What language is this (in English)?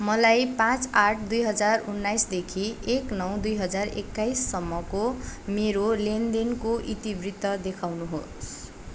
Nepali